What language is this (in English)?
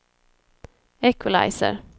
Swedish